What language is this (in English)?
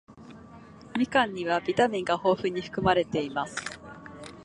Japanese